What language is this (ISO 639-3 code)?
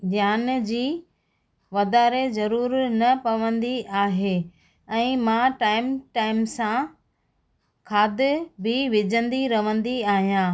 snd